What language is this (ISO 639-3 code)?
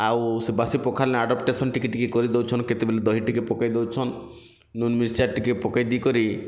ori